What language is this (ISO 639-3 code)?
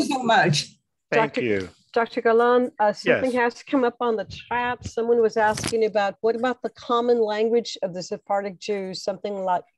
eng